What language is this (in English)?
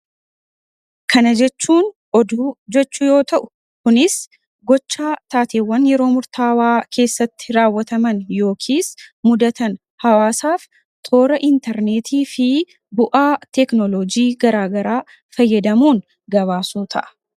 Oromo